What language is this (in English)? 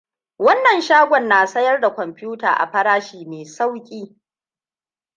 Hausa